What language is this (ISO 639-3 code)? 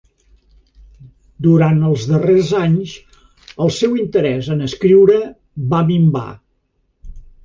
cat